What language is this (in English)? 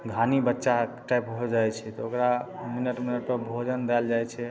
Maithili